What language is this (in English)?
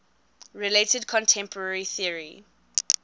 English